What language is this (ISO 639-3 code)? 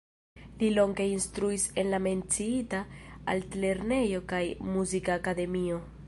epo